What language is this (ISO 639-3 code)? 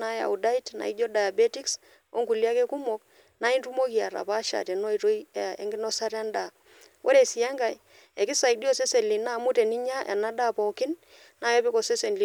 mas